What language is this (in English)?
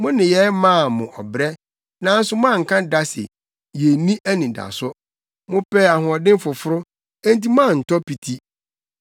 Akan